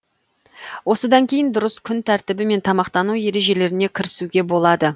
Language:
Kazakh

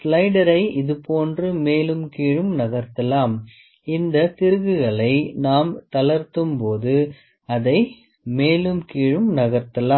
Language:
Tamil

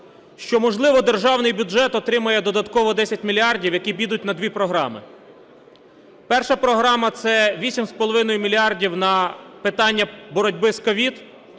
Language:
Ukrainian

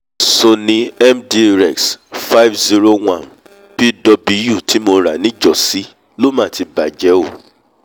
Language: Yoruba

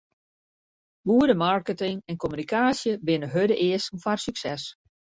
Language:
Western Frisian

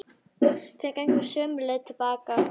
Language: Icelandic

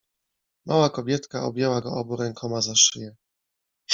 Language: Polish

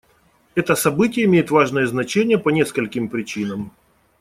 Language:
Russian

